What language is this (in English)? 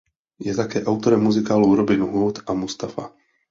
Czech